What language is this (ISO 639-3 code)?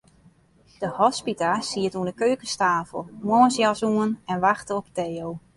fry